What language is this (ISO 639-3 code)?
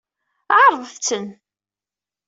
kab